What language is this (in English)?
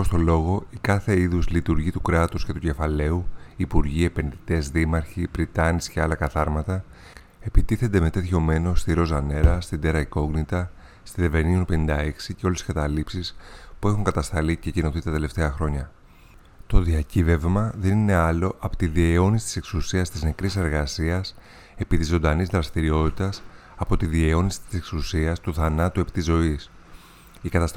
Greek